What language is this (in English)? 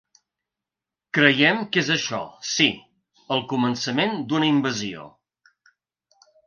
Catalan